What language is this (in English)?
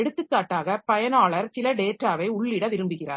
Tamil